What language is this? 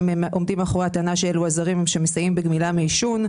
Hebrew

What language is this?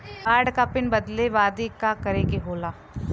Bhojpuri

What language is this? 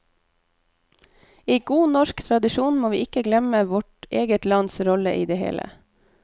Norwegian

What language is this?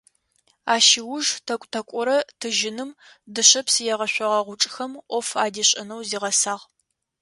Adyghe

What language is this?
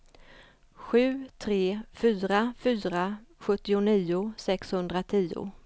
Swedish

